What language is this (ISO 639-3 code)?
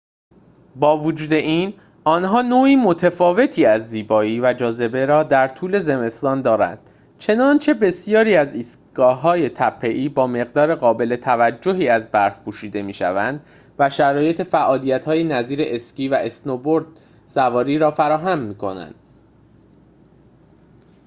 fas